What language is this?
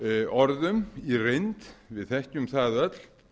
Icelandic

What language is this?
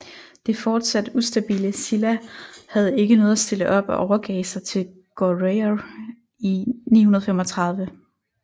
Danish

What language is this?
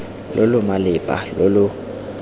Tswana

